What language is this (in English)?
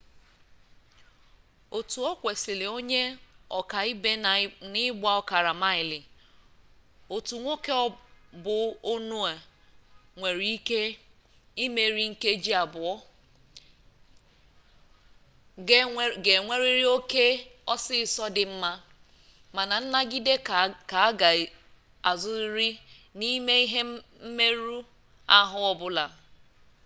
Igbo